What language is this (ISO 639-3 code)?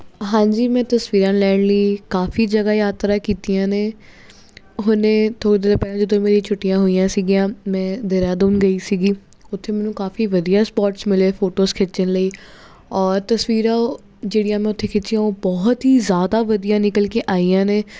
pan